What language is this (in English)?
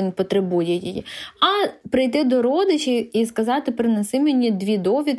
Ukrainian